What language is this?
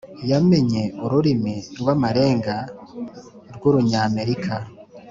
Kinyarwanda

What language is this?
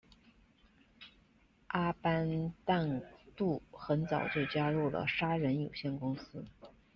Chinese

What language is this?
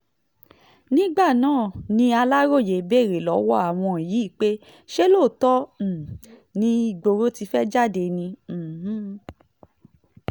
Yoruba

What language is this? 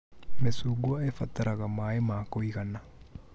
Kikuyu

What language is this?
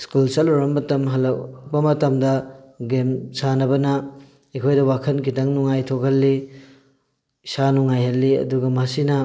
Manipuri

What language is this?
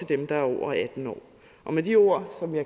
Danish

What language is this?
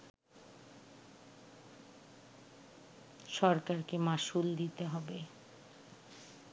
Bangla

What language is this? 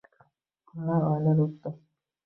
Uzbek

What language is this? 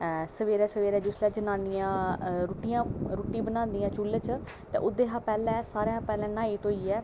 Dogri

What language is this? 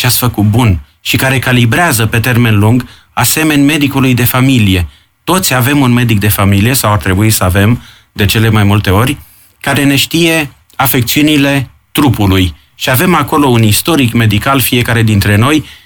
Romanian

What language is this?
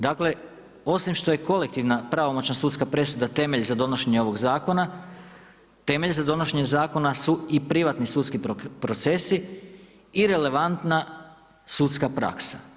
Croatian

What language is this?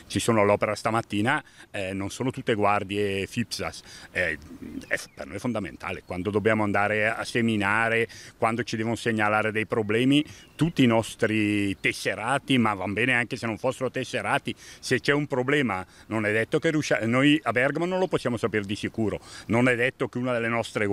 Italian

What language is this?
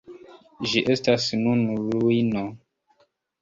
Esperanto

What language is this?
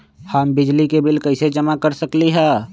Magahi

